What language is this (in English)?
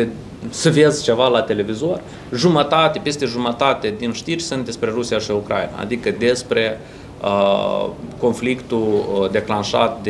Romanian